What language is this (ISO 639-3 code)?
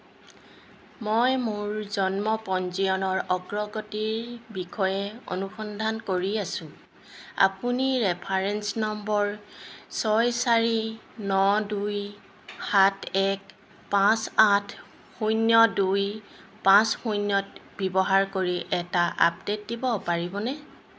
asm